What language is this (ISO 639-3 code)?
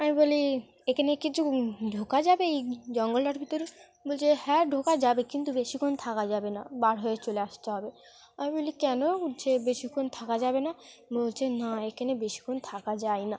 ben